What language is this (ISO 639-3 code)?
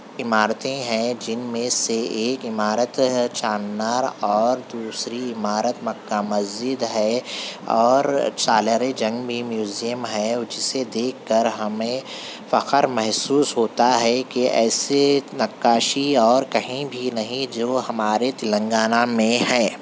urd